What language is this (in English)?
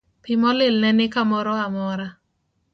Luo (Kenya and Tanzania)